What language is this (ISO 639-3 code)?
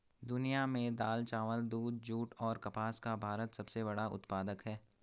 hin